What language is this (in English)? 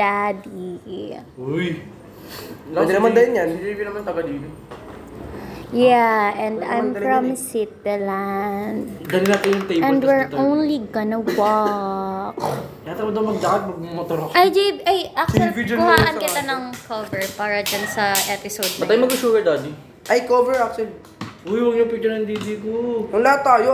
Filipino